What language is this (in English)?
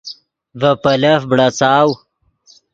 Yidgha